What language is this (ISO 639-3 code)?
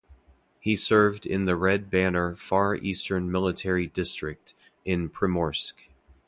eng